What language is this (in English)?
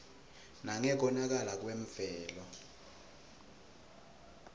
Swati